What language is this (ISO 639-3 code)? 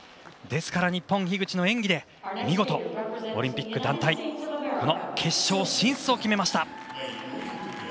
jpn